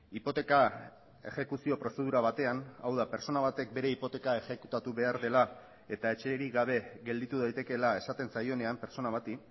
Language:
Basque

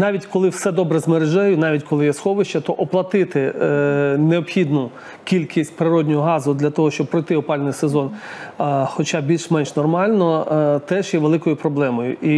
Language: Ukrainian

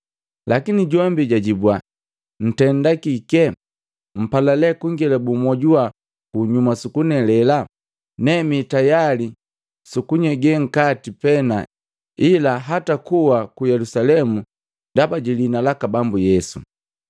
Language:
Matengo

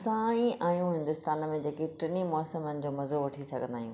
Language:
Sindhi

